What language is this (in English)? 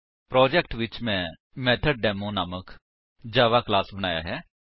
Punjabi